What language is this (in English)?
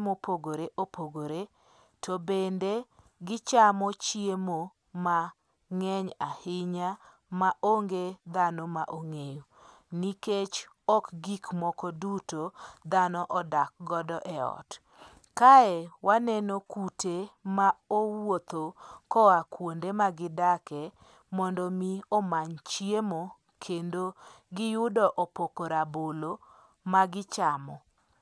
Luo (Kenya and Tanzania)